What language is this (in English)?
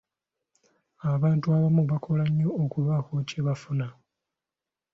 Ganda